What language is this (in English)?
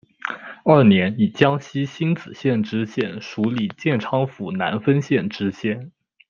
Chinese